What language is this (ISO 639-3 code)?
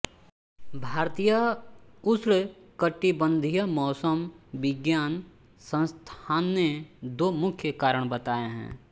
hin